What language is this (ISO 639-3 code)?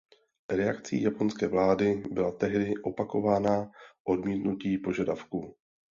ces